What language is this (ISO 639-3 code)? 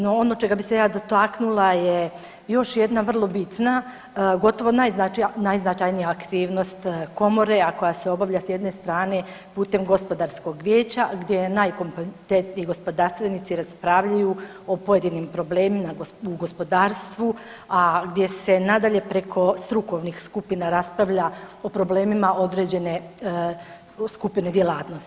hrv